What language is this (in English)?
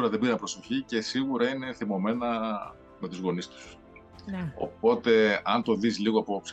Greek